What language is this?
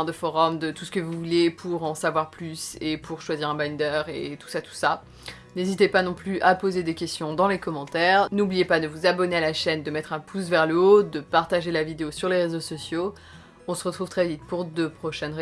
French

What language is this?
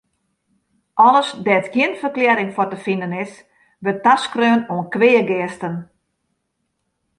Western Frisian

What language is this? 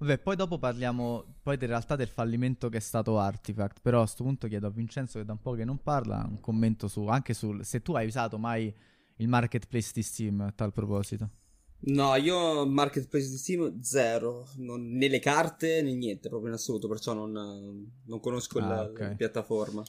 Italian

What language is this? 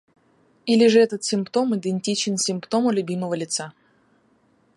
Russian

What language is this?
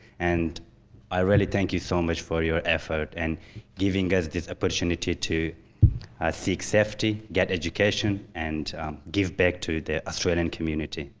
English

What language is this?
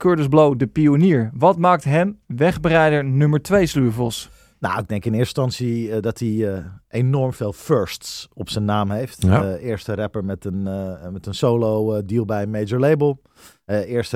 Dutch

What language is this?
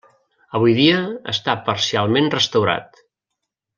Catalan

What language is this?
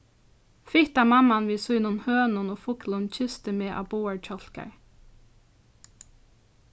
Faroese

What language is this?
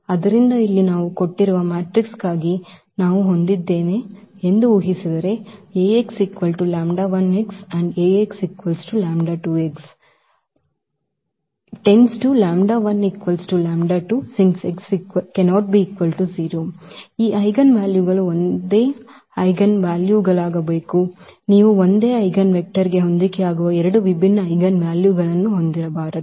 Kannada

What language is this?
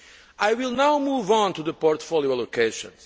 English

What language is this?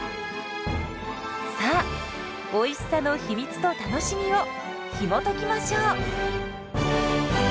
Japanese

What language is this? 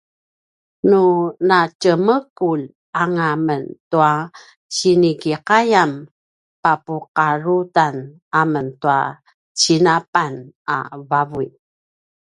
Paiwan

